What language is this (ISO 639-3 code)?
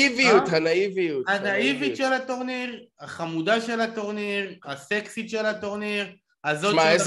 heb